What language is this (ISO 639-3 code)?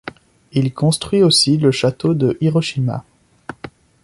fra